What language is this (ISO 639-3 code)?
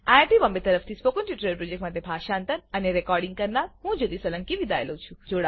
guj